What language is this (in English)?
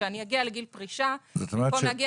Hebrew